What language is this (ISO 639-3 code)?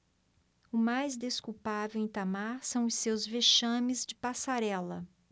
por